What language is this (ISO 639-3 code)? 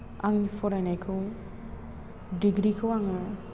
brx